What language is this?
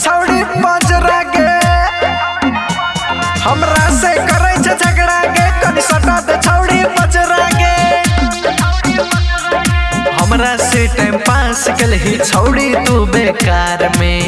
Hindi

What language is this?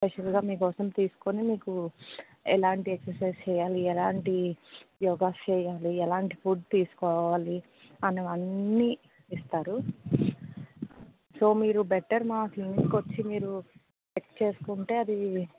Telugu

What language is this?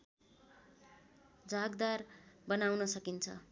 Nepali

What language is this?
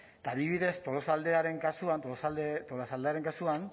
Basque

